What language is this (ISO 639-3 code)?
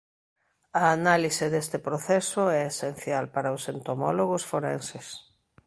glg